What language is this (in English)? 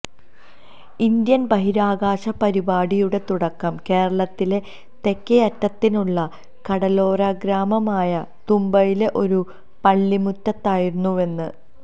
Malayalam